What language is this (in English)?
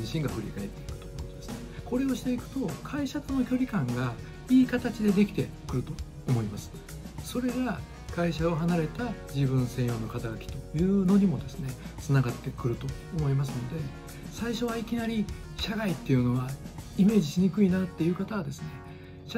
Japanese